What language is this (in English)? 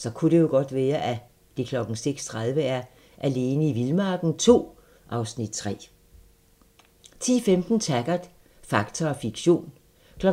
Danish